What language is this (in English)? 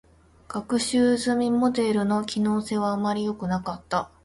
Japanese